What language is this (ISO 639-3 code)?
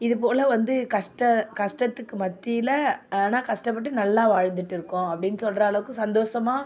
tam